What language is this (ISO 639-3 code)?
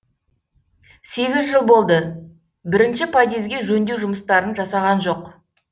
kaz